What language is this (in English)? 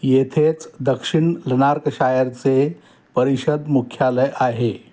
Marathi